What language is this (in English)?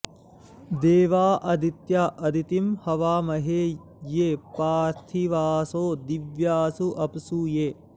Sanskrit